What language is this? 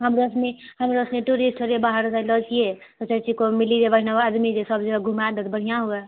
Maithili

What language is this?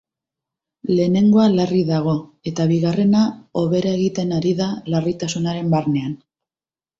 Basque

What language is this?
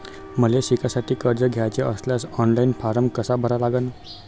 Marathi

